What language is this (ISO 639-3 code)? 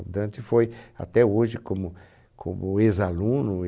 por